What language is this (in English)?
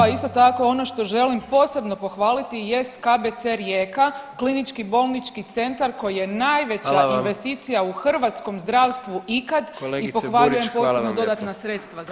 Croatian